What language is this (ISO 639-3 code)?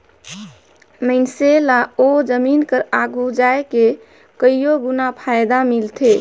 hne